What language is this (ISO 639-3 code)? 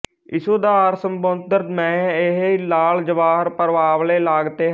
pan